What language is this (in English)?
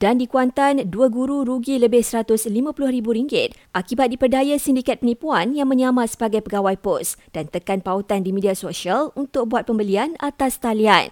Malay